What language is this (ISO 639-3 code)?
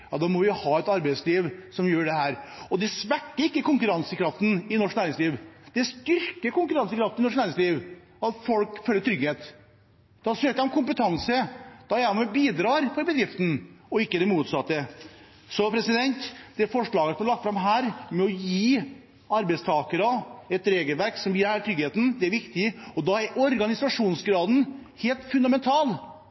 nob